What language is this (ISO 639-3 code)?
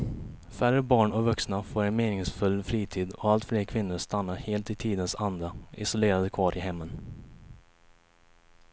swe